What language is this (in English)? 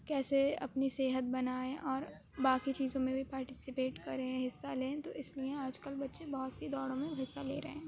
Urdu